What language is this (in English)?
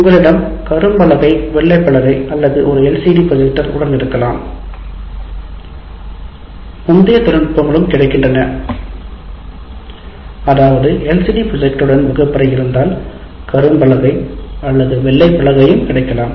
Tamil